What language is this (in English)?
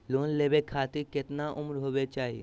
Magahi